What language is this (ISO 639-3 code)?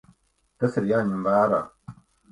lav